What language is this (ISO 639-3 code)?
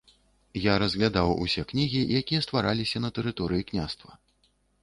bel